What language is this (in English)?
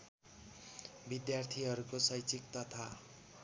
Nepali